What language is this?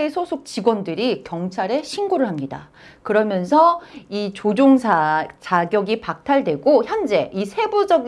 Korean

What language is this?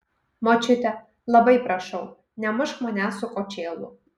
Lithuanian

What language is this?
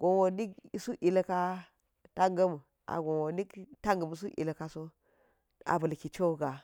Geji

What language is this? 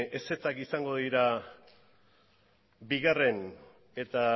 Basque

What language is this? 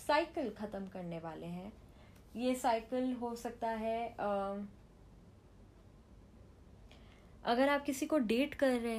Hindi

